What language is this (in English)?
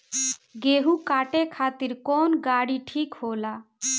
Bhojpuri